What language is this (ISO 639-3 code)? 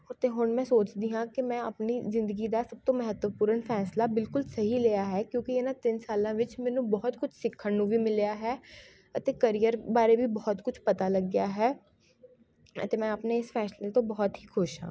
pan